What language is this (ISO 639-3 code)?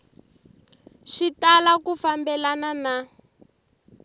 tso